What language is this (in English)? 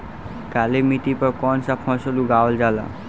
Bhojpuri